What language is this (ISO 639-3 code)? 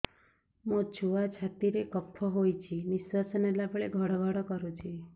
ori